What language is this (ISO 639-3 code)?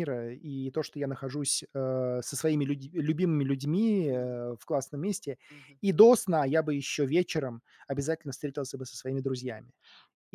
rus